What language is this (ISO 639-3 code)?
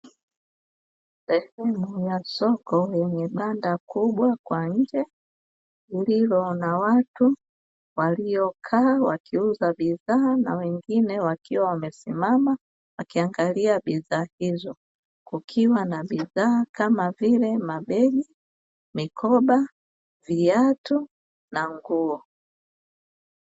swa